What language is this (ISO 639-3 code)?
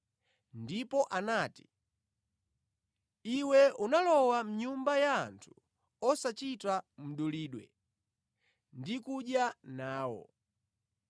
nya